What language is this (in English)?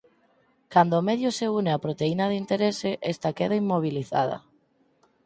Galician